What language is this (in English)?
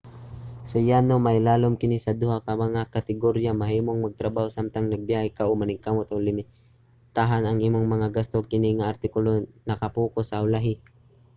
Cebuano